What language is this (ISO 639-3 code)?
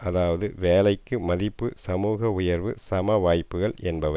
tam